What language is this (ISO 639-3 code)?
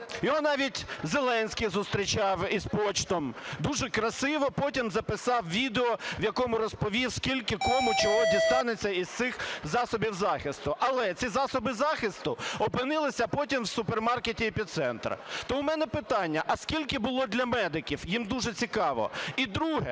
ukr